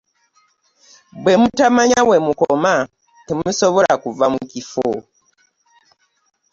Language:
Ganda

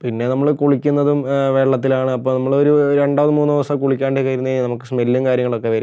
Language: Malayalam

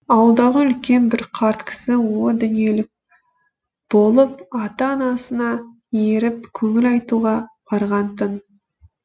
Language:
Kazakh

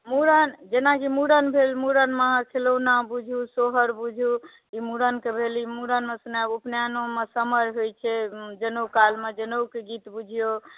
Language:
Maithili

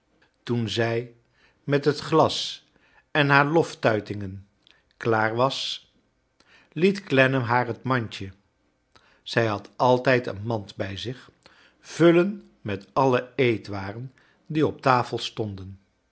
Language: Dutch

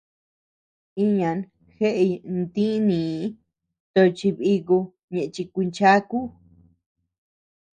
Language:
Tepeuxila Cuicatec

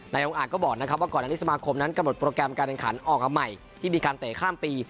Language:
Thai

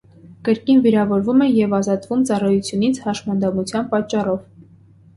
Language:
Armenian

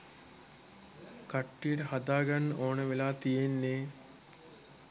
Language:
Sinhala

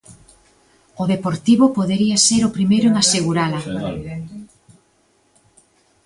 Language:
Galician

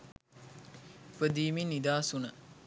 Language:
Sinhala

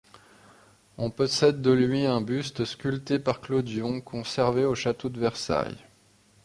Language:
French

